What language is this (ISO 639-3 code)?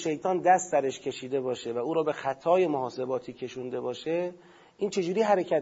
fas